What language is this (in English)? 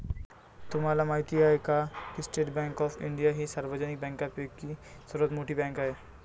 Marathi